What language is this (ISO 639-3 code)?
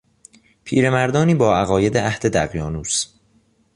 fas